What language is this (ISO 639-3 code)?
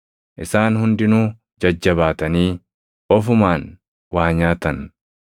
orm